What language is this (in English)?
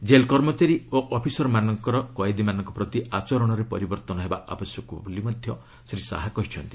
Odia